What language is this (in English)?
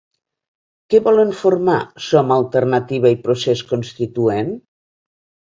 Catalan